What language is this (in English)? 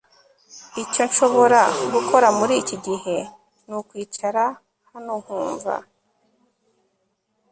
Kinyarwanda